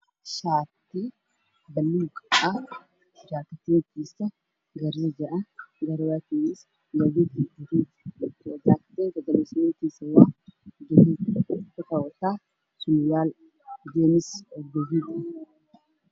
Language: Somali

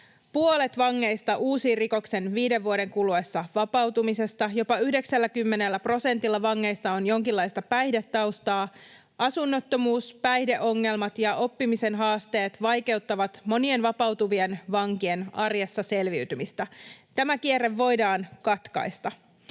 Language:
Finnish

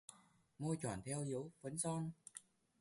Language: Vietnamese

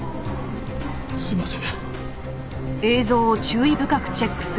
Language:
Japanese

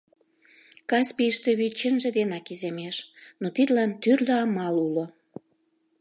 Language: Mari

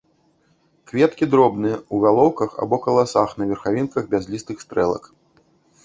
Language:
Belarusian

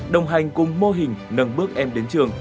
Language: Vietnamese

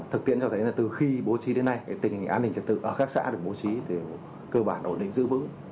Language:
Vietnamese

